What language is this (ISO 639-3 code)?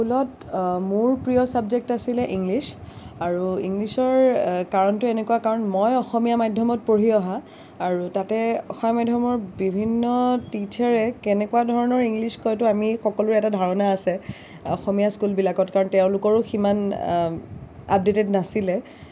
asm